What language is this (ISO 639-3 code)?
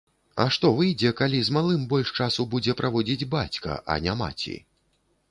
bel